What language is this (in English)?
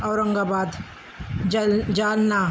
Marathi